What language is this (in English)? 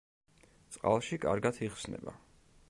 Georgian